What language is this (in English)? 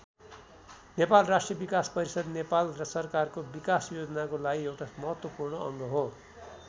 Nepali